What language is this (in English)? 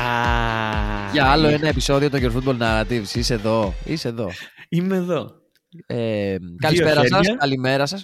Greek